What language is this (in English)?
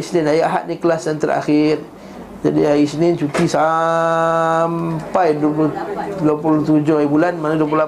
Malay